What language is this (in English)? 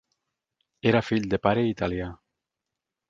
Catalan